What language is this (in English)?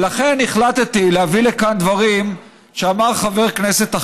Hebrew